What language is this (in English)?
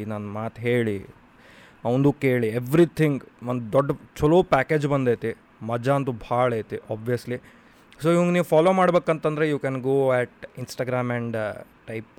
Kannada